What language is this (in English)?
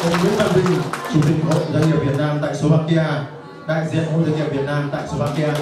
Vietnamese